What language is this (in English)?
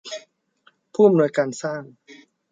Thai